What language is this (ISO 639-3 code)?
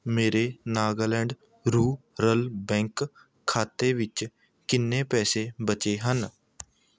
pan